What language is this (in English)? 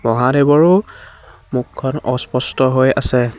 Assamese